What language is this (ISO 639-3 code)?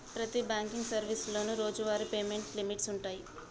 tel